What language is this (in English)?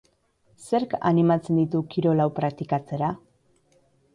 Basque